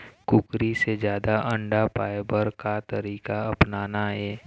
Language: Chhattisgarhi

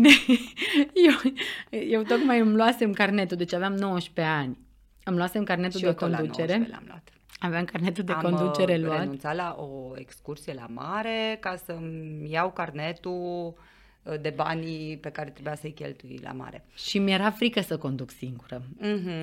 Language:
Romanian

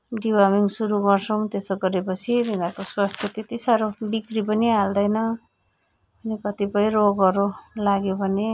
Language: Nepali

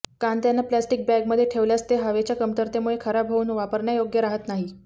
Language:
Marathi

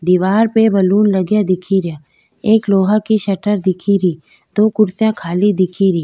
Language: Rajasthani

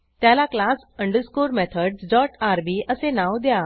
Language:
Marathi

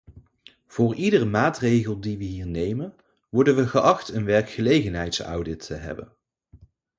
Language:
Dutch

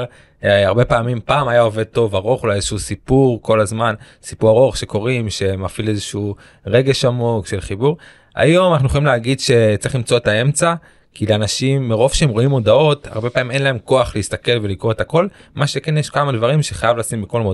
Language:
Hebrew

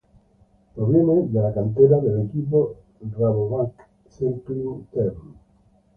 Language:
Spanish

